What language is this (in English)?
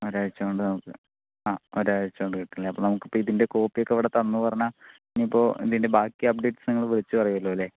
Malayalam